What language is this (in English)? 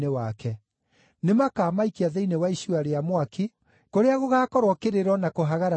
Kikuyu